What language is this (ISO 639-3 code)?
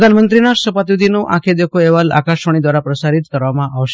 guj